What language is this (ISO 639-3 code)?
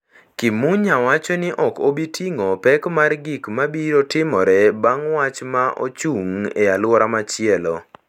luo